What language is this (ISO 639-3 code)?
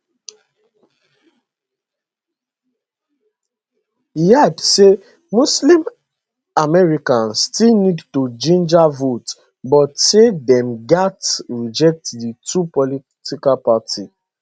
pcm